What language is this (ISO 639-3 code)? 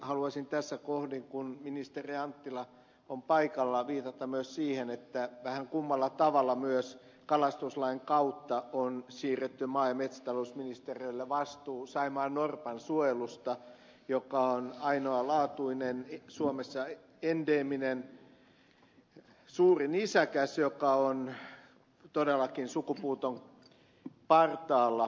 fin